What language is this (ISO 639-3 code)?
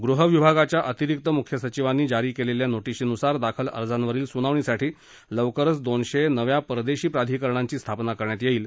mar